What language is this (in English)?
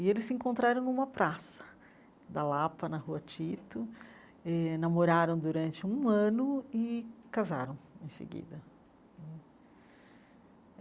Portuguese